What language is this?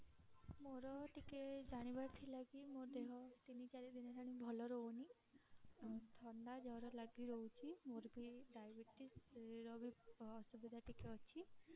Odia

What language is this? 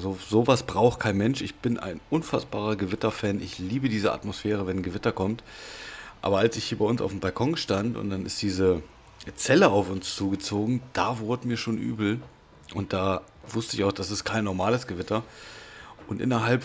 German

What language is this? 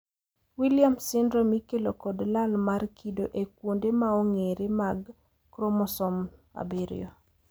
Luo (Kenya and Tanzania)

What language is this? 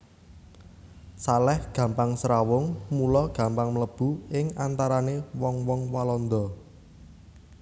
Javanese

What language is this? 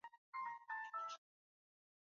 Swahili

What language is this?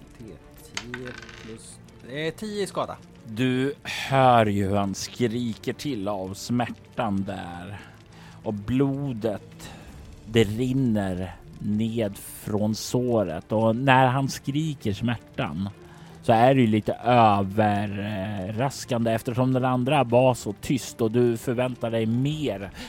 Swedish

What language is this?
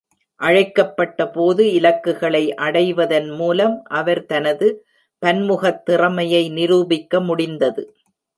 Tamil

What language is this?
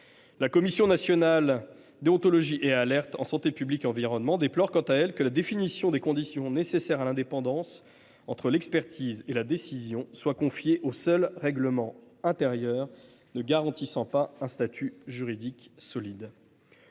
French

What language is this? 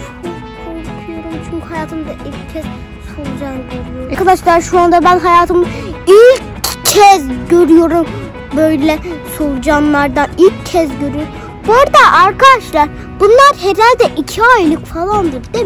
Turkish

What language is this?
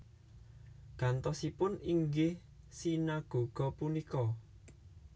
Javanese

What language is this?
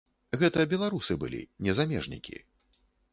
Belarusian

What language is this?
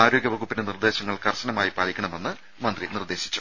Malayalam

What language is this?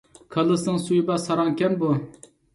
Uyghur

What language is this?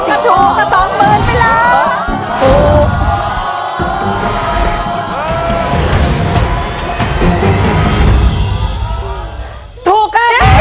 Thai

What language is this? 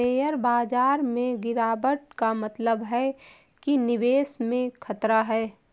Hindi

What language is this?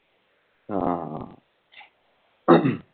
Punjabi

